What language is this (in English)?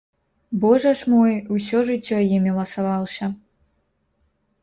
Belarusian